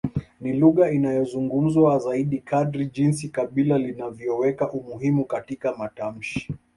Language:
Swahili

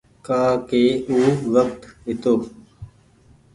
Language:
Goaria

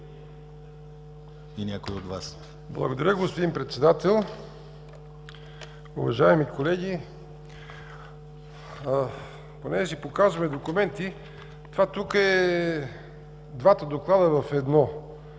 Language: Bulgarian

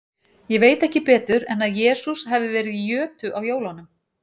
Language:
Icelandic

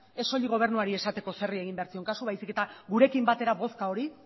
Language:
Basque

